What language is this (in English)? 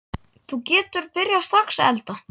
Icelandic